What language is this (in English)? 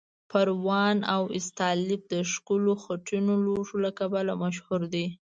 Pashto